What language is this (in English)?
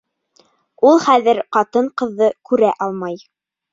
Bashkir